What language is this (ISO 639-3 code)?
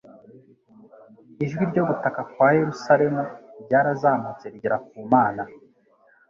kin